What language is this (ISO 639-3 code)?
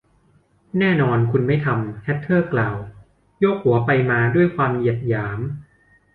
tha